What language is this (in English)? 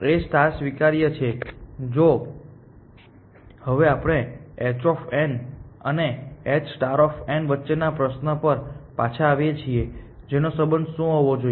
Gujarati